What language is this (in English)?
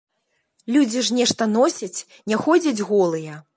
Belarusian